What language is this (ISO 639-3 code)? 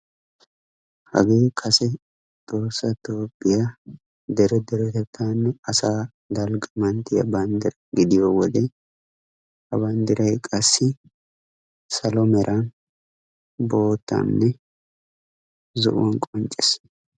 wal